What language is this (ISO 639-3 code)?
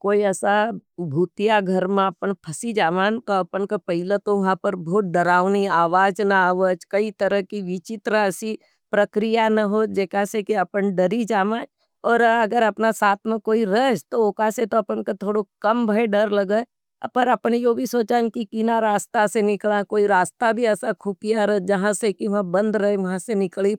noe